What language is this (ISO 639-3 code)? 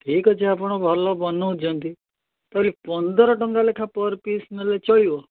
ori